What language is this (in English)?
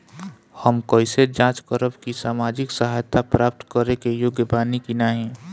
Bhojpuri